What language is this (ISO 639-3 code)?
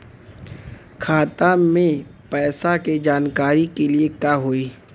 bho